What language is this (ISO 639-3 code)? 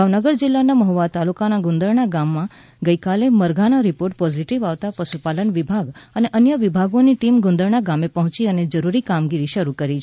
guj